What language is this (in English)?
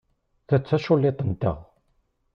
Kabyle